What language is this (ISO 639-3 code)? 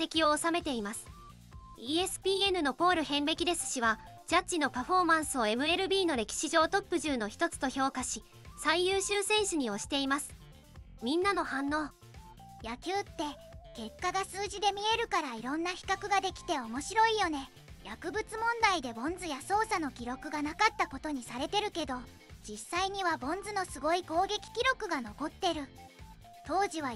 jpn